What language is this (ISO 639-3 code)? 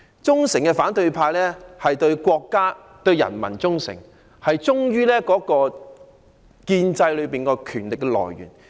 yue